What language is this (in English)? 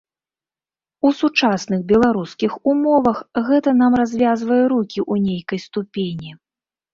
Belarusian